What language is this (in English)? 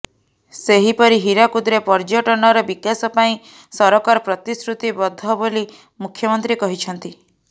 Odia